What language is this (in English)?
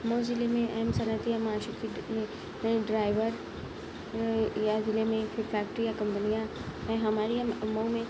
Urdu